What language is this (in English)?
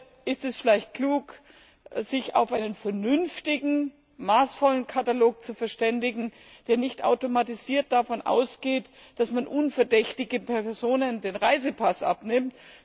German